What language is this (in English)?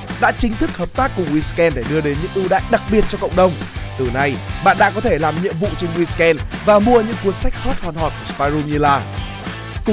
Vietnamese